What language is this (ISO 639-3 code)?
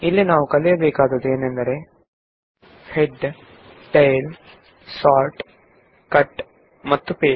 kan